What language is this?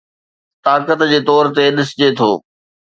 Sindhi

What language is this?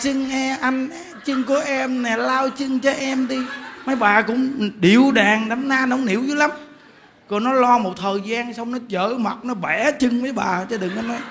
Vietnamese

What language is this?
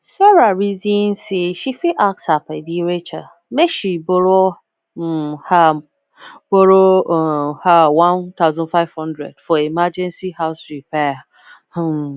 Nigerian Pidgin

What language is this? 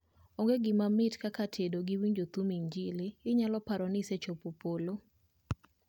Luo (Kenya and Tanzania)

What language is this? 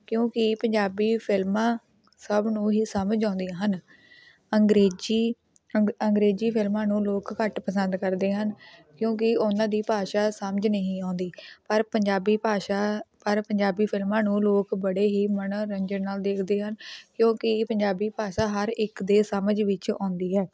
Punjabi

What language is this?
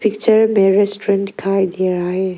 Hindi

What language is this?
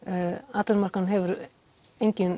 Icelandic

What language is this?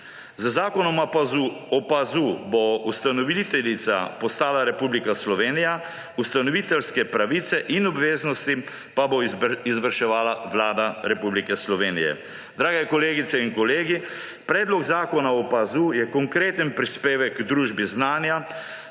Slovenian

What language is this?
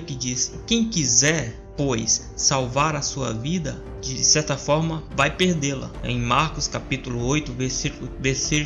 Portuguese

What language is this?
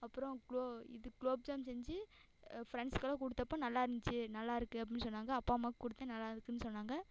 Tamil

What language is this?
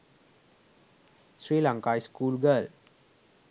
Sinhala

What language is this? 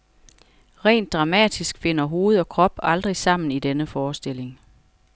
Danish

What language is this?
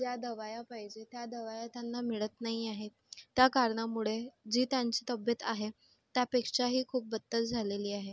Marathi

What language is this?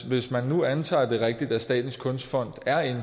Danish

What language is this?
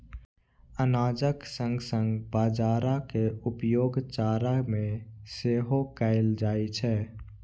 Maithili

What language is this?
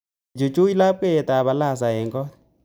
Kalenjin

